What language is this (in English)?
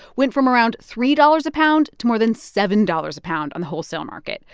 English